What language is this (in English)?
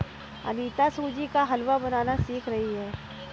Hindi